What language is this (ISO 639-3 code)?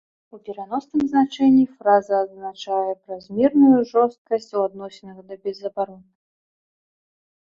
bel